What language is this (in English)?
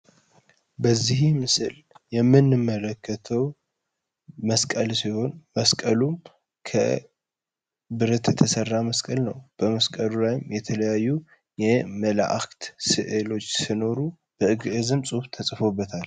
Amharic